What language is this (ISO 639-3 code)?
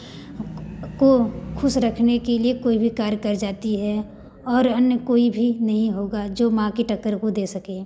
hin